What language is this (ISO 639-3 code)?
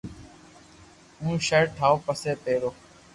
lrk